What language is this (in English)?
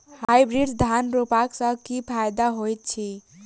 Maithili